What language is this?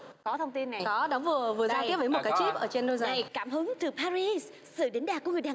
Vietnamese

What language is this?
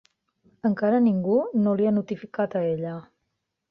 Catalan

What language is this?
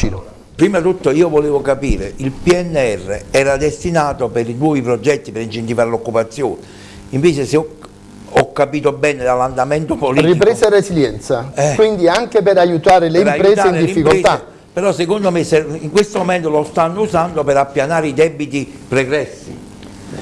Italian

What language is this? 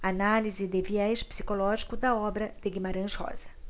Portuguese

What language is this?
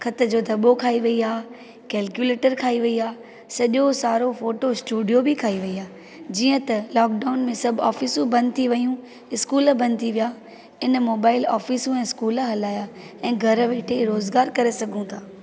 Sindhi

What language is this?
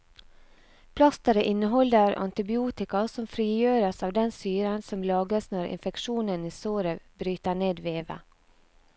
Norwegian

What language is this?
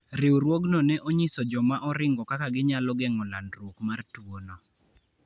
Luo (Kenya and Tanzania)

